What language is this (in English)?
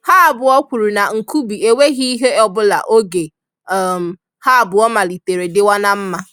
Igbo